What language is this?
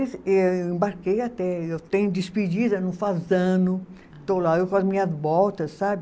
Portuguese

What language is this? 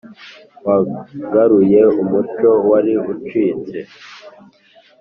Kinyarwanda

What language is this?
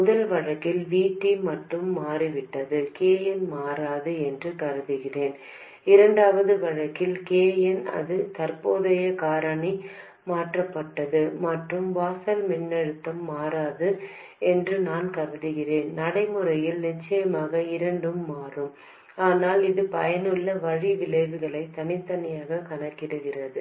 Tamil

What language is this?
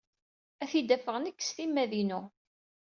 Kabyle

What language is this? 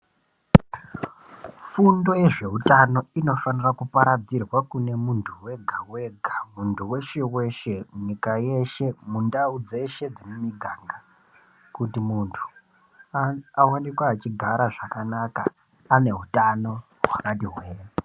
Ndau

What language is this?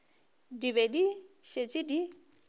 Northern Sotho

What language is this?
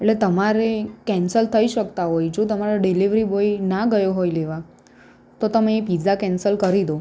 Gujarati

